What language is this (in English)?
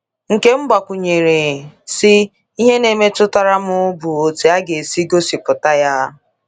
Igbo